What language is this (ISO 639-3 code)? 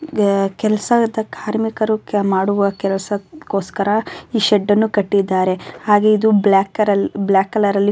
kan